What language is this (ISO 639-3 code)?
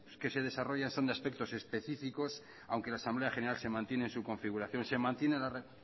spa